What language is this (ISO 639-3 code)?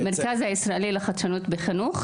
heb